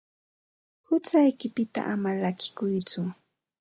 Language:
Ambo-Pasco Quechua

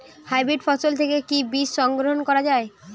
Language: Bangla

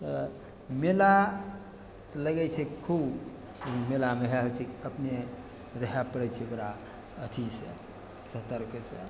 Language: Maithili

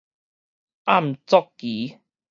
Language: Min Nan Chinese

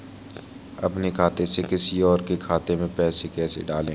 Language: Hindi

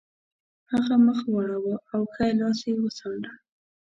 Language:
Pashto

